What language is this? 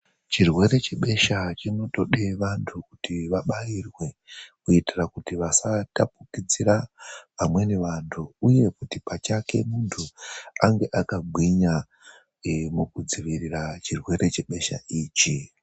Ndau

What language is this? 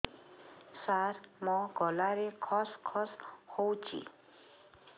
Odia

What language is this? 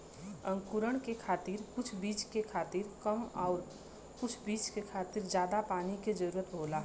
Bhojpuri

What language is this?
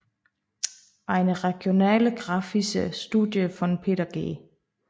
Danish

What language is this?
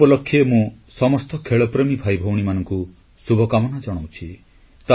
Odia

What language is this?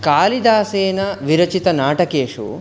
Sanskrit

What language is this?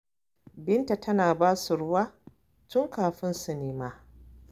Hausa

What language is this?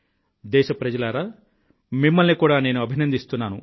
Telugu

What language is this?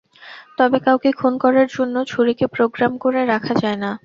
Bangla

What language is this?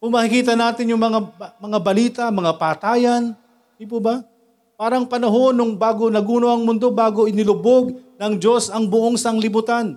Filipino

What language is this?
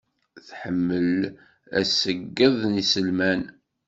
Kabyle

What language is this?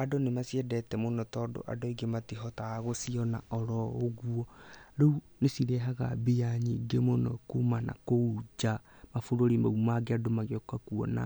Kikuyu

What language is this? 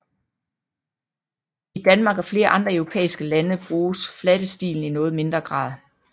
Danish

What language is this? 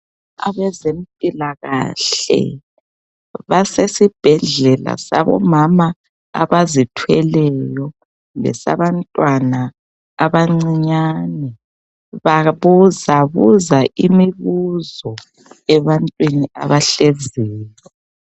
North Ndebele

